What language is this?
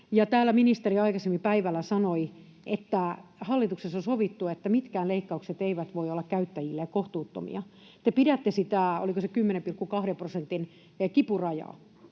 Finnish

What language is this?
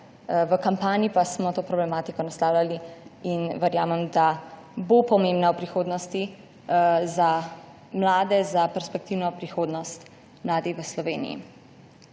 Slovenian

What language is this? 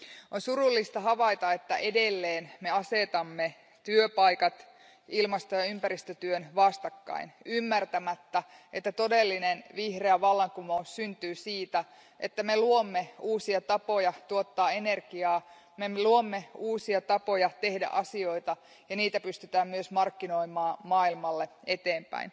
Finnish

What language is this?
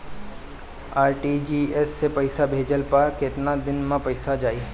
Bhojpuri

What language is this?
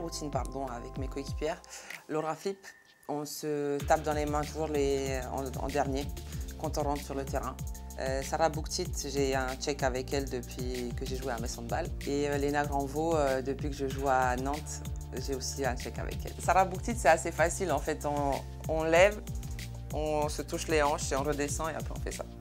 French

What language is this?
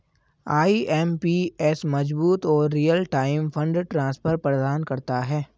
Hindi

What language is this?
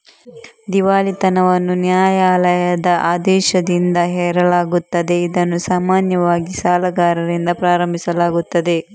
Kannada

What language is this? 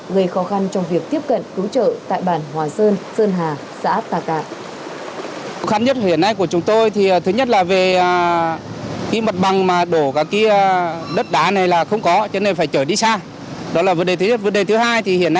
Vietnamese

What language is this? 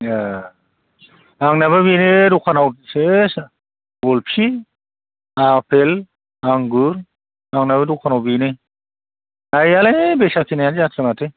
Bodo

